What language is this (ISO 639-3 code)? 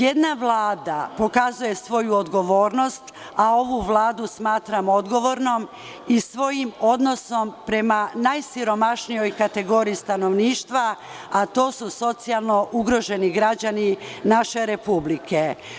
srp